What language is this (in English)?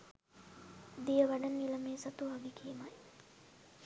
Sinhala